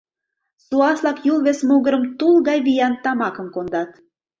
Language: Mari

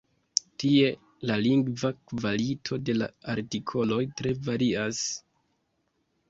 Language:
Esperanto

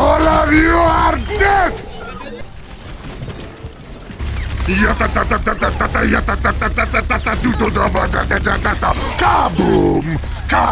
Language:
Korean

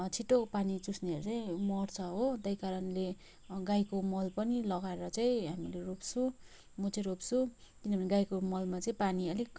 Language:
Nepali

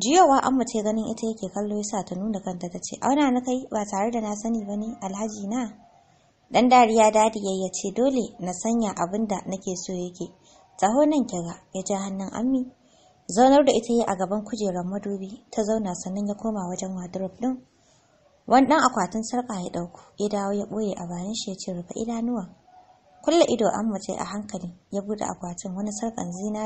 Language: Arabic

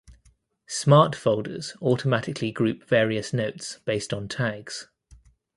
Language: English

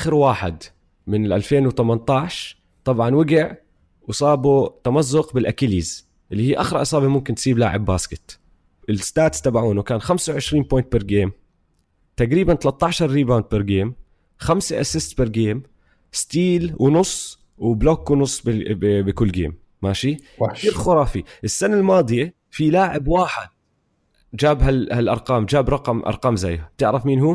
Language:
Arabic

